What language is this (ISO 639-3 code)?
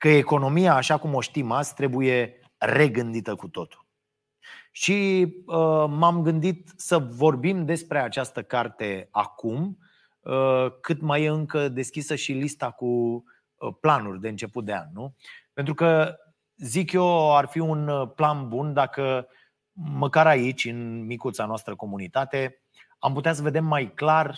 ron